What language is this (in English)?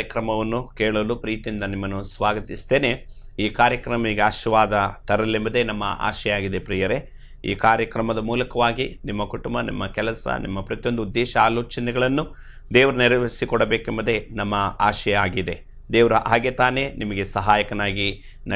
Kannada